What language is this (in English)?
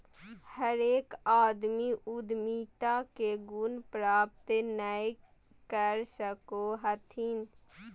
Magahi